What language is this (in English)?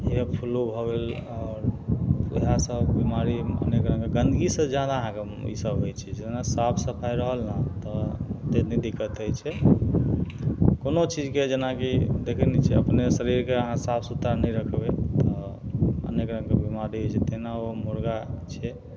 Maithili